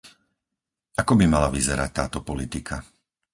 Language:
Slovak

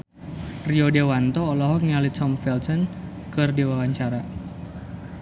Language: Sundanese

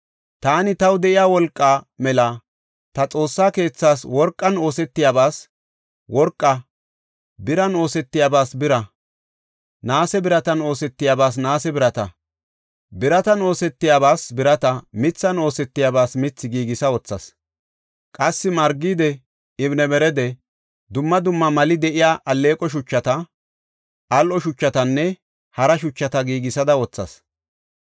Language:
Gofa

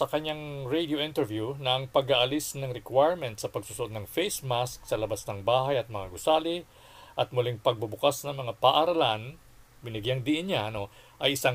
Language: Filipino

